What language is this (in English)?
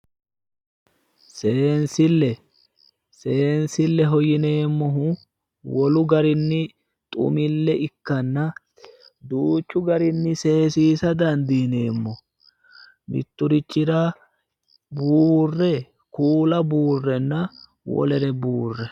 Sidamo